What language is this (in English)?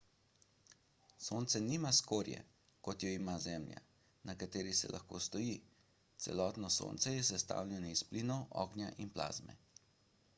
Slovenian